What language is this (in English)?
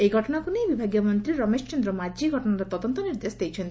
Odia